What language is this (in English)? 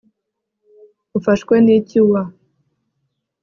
Kinyarwanda